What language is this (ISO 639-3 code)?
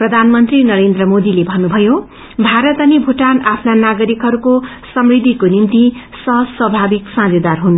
nep